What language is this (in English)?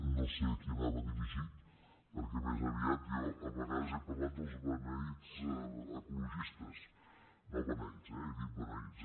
Catalan